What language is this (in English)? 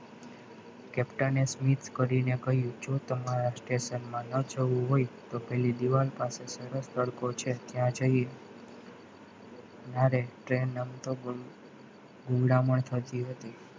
Gujarati